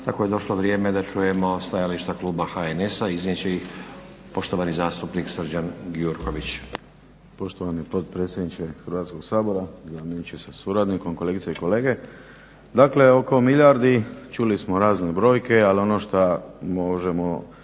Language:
Croatian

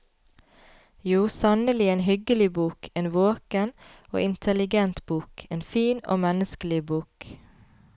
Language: Norwegian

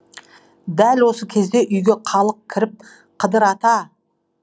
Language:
Kazakh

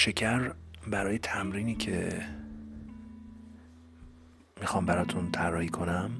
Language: Persian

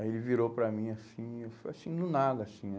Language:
Portuguese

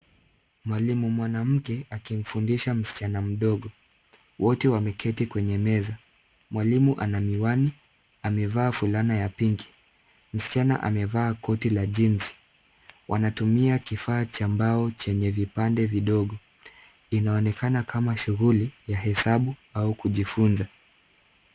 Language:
Swahili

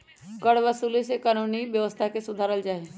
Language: Magahi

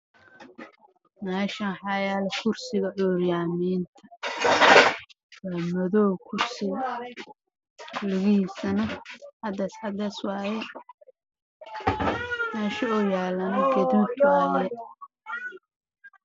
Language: Somali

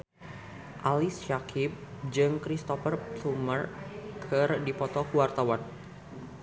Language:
Sundanese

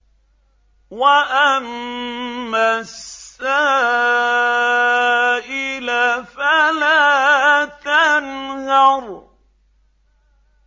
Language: Arabic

